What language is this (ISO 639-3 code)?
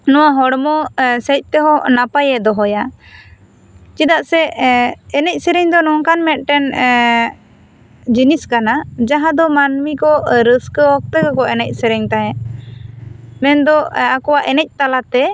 sat